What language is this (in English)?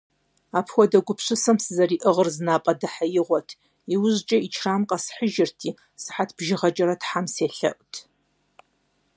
Kabardian